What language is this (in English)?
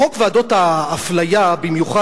Hebrew